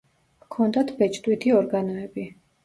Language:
Georgian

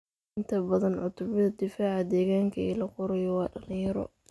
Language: Somali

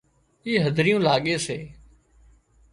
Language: Wadiyara Koli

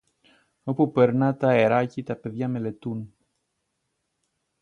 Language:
Greek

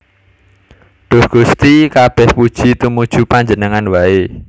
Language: Javanese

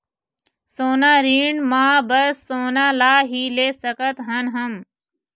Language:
Chhattisgarhi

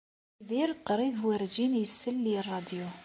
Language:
Kabyle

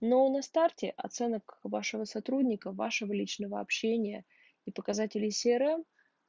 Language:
Russian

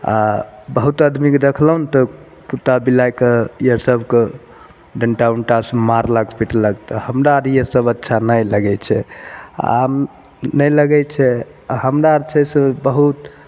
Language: Maithili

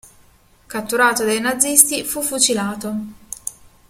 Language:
Italian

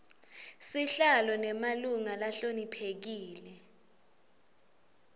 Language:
Swati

